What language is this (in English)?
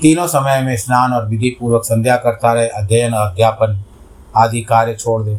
Hindi